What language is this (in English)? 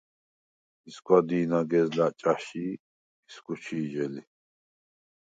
Svan